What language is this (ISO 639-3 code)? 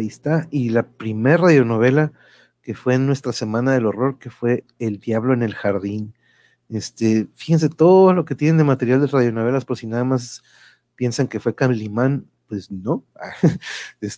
spa